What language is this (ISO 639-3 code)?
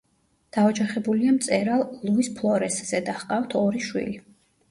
kat